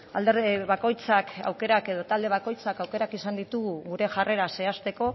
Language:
Basque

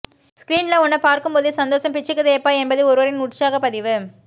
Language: Tamil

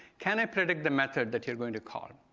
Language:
English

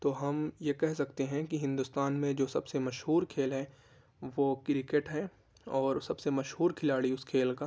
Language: Urdu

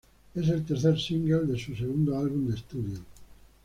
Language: Spanish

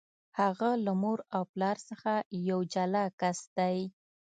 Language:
Pashto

